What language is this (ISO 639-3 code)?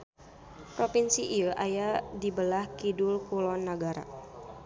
sun